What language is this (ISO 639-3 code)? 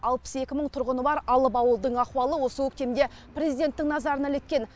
kaz